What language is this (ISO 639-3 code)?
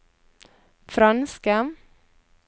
nor